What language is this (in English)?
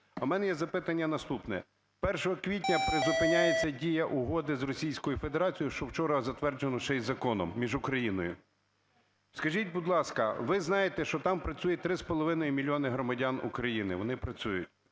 Ukrainian